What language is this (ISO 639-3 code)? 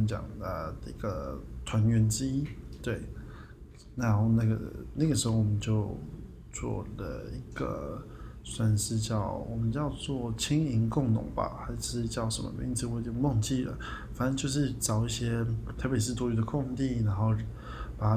zho